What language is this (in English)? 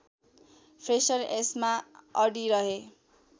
Nepali